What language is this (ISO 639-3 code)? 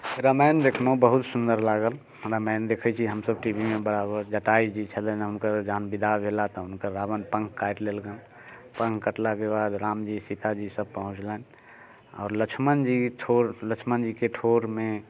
mai